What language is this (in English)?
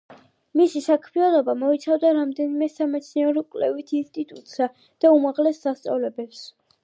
Georgian